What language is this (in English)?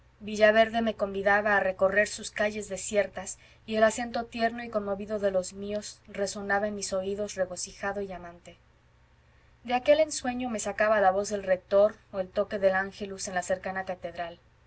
Spanish